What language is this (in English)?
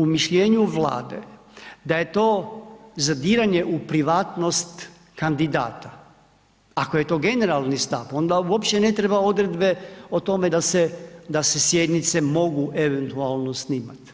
Croatian